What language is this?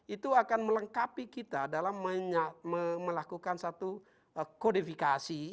Indonesian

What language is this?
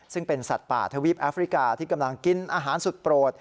Thai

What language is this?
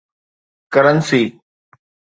Sindhi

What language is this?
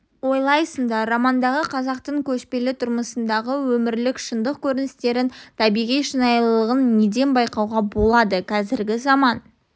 Kazakh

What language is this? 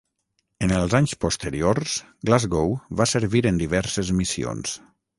Catalan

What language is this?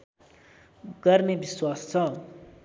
Nepali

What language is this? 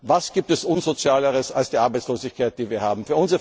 German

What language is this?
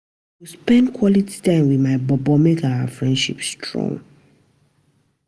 Nigerian Pidgin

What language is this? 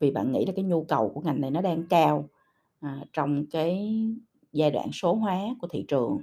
Vietnamese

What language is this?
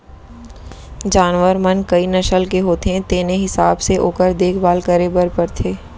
Chhattisgarhi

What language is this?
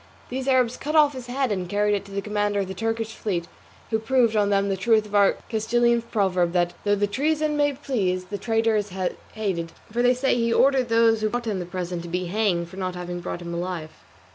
English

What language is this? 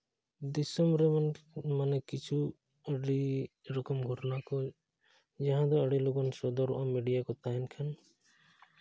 Santali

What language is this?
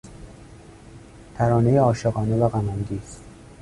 Persian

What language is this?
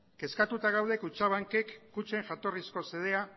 Basque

